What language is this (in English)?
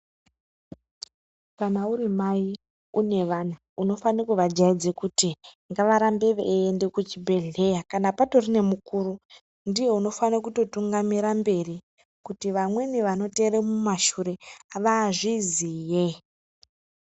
Ndau